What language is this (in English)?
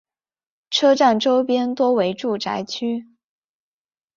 Chinese